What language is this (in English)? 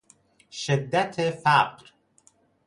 Persian